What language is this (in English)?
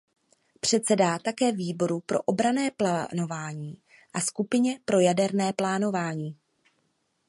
Czech